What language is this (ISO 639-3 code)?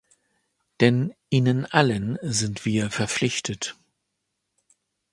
deu